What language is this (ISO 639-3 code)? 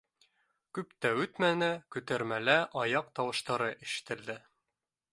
bak